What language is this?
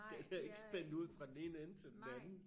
Danish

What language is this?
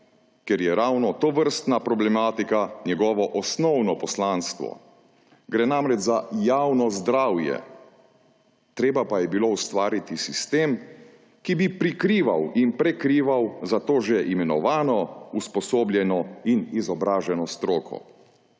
Slovenian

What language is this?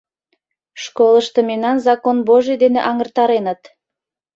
Mari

